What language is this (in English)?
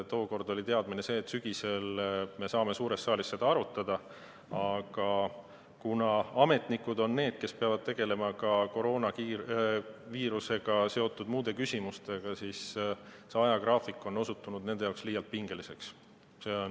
Estonian